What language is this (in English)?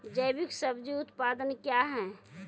Maithili